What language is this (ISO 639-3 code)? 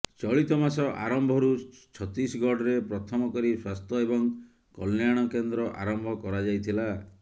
ori